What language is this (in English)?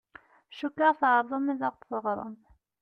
Kabyle